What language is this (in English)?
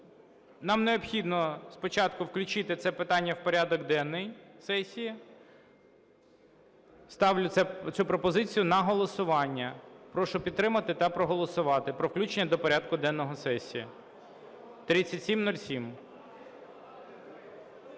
Ukrainian